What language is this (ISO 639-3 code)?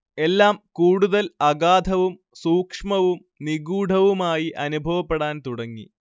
mal